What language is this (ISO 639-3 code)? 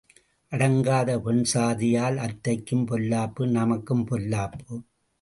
tam